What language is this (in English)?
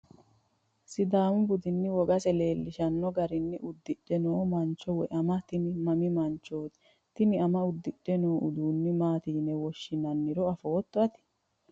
Sidamo